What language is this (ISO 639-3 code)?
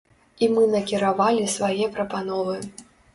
bel